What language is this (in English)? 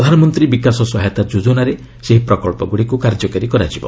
Odia